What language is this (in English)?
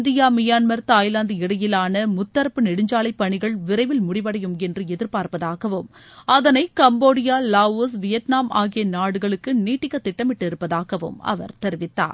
Tamil